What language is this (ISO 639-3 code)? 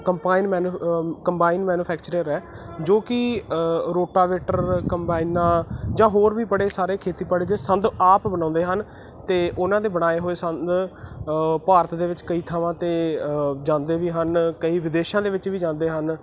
pan